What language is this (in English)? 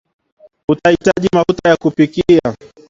Swahili